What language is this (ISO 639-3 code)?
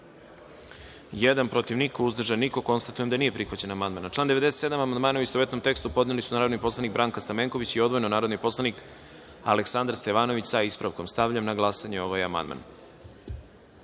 srp